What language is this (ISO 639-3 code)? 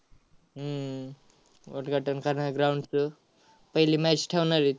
mar